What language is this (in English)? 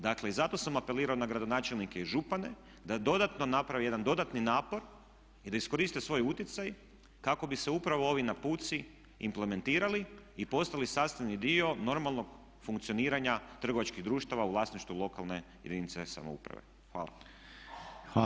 Croatian